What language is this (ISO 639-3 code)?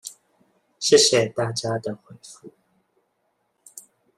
zho